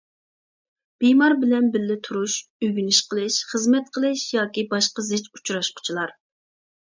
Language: Uyghur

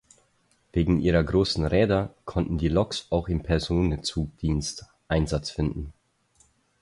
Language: German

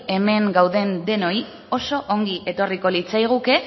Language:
Basque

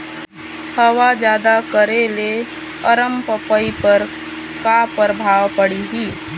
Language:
Chhattisgarhi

